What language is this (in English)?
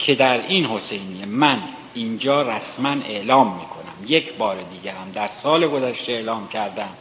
Persian